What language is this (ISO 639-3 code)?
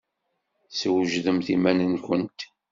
kab